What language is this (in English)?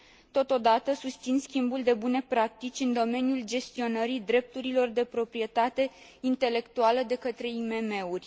Romanian